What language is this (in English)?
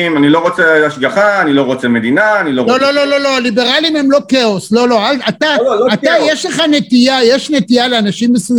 Hebrew